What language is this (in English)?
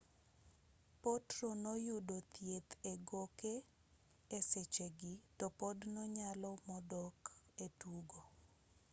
Luo (Kenya and Tanzania)